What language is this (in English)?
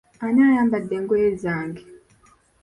Ganda